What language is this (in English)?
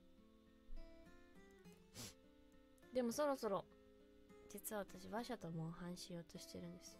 Japanese